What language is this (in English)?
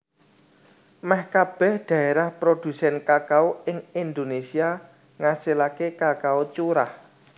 Javanese